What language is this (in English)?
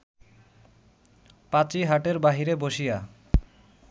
Bangla